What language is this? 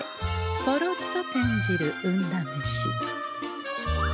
Japanese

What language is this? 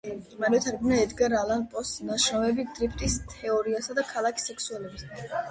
Georgian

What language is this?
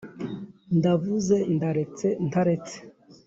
Kinyarwanda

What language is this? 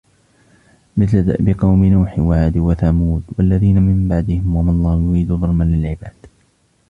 Arabic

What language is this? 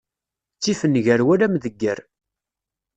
Kabyle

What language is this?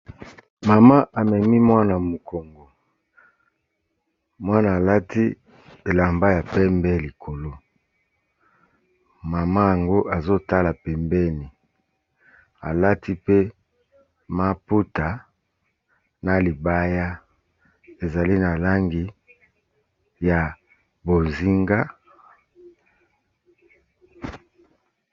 Lingala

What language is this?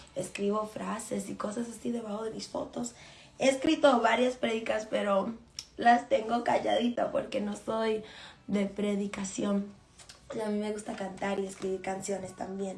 Spanish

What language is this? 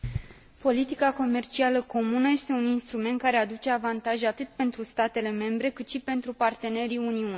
Romanian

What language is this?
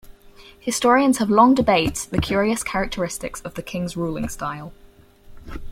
English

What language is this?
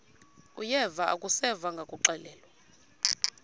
Xhosa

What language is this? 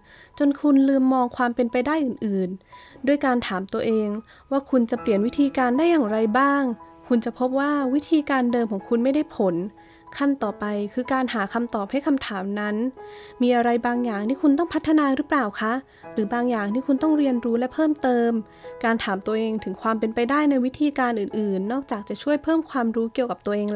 Thai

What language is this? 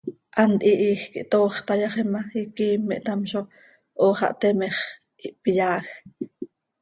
Seri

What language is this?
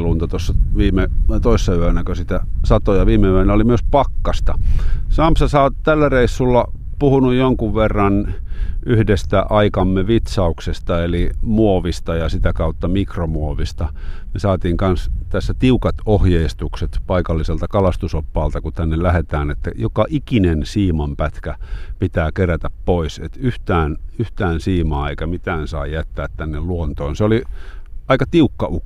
Finnish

